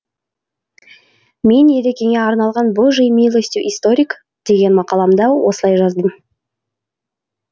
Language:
Kazakh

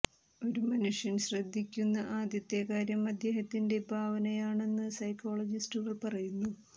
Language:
Malayalam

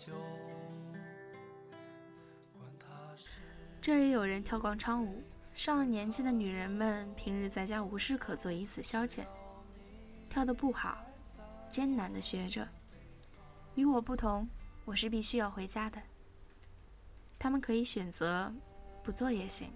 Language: Chinese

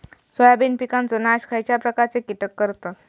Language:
Marathi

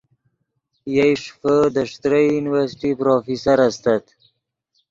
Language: Yidgha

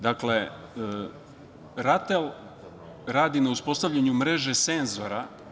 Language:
Serbian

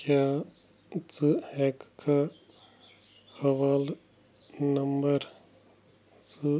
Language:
Kashmiri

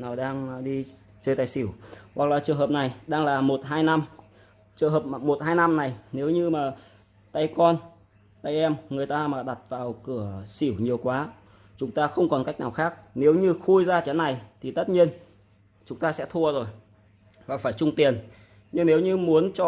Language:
Vietnamese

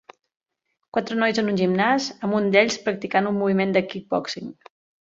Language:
Catalan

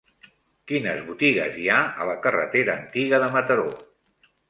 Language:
Catalan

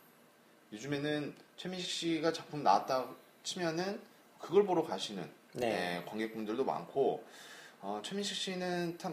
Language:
Korean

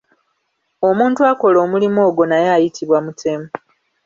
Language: Ganda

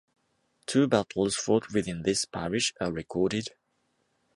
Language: English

